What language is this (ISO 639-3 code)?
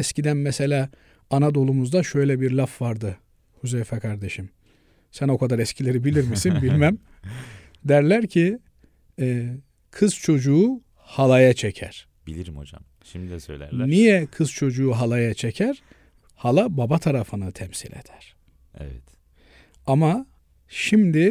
tur